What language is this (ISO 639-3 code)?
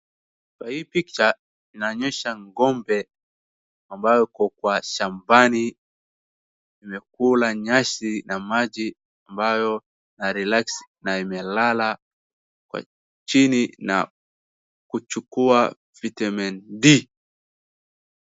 swa